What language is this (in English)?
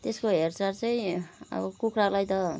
Nepali